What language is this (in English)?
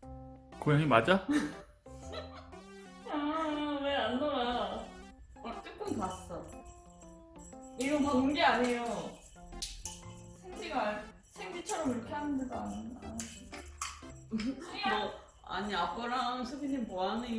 Korean